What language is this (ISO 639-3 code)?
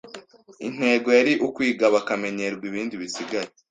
kin